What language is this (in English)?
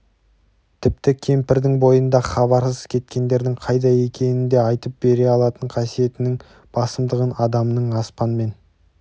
Kazakh